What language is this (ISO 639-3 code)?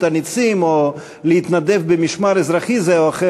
heb